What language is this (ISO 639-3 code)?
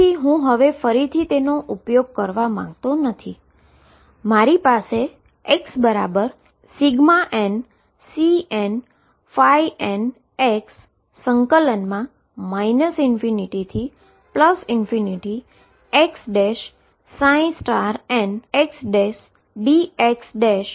guj